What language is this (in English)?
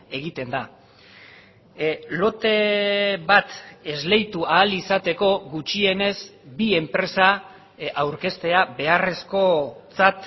Basque